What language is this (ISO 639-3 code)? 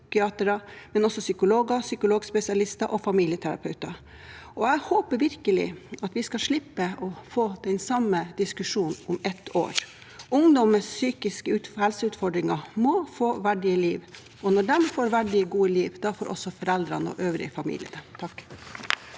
nor